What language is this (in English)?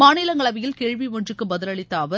Tamil